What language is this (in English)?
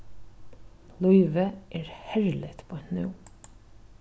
Faroese